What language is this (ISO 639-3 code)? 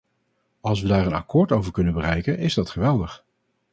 nld